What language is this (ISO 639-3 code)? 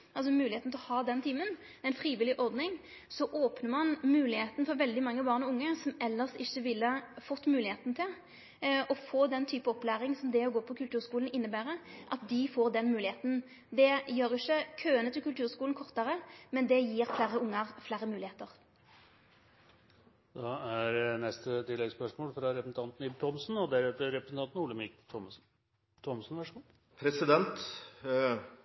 nor